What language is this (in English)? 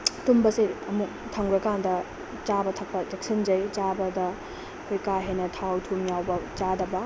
Manipuri